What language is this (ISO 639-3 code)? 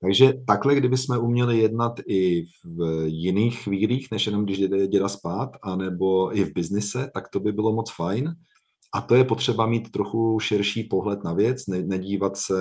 ces